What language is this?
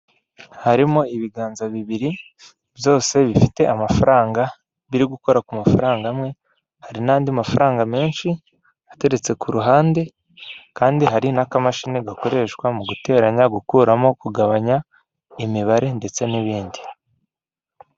Kinyarwanda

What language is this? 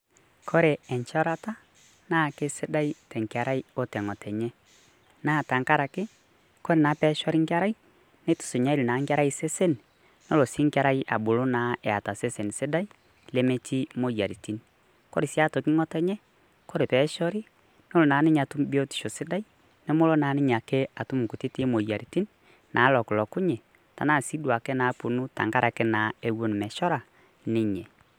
Masai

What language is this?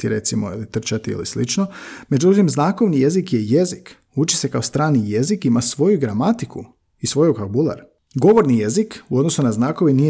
Croatian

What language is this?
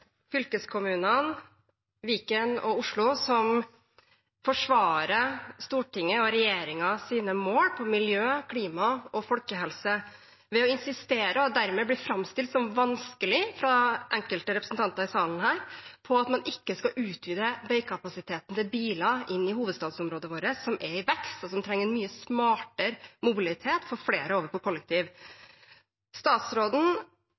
Norwegian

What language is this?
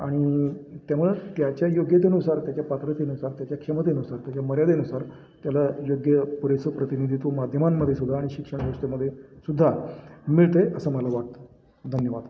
Marathi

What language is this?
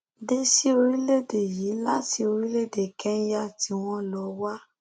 Yoruba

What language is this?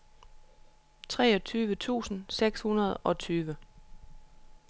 Danish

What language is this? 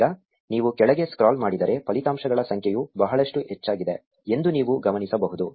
Kannada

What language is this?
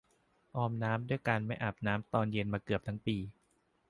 Thai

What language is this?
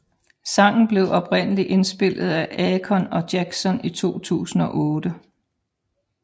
Danish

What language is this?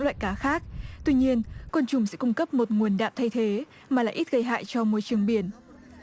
Vietnamese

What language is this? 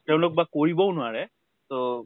Assamese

